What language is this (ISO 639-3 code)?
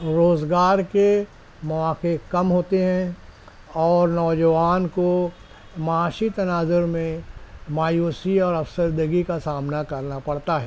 urd